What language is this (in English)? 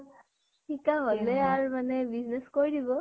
Assamese